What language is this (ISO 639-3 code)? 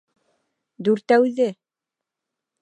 bak